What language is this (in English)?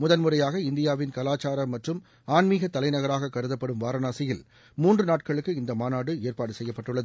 Tamil